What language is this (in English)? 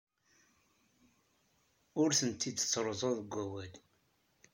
Kabyle